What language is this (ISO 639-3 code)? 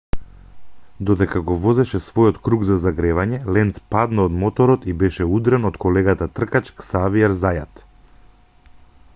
mkd